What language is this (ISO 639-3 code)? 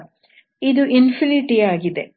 kan